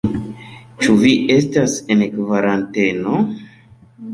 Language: Esperanto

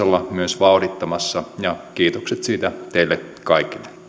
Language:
Finnish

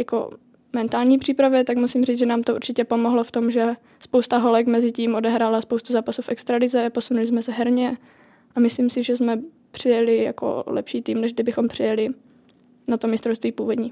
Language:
Czech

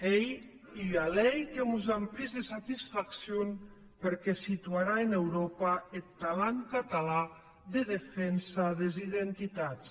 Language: Catalan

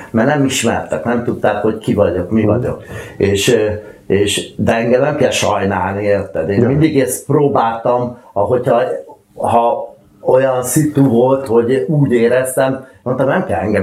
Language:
Hungarian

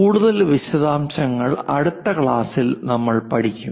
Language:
Malayalam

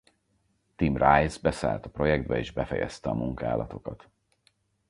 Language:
Hungarian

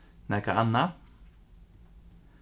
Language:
Faroese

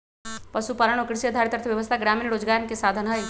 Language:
Magahi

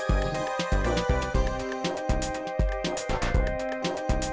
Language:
Indonesian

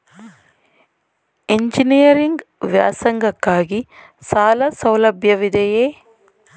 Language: Kannada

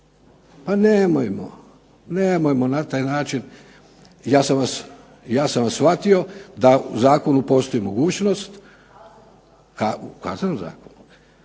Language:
Croatian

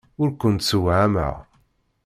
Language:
Kabyle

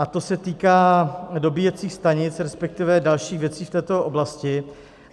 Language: Czech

